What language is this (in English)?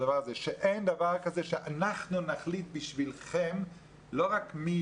Hebrew